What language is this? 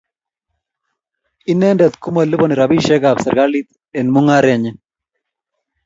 Kalenjin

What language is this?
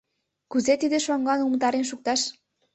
Mari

